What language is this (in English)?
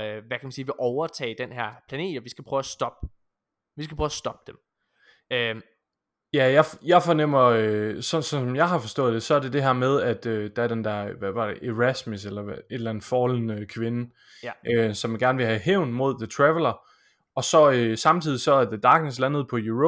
Danish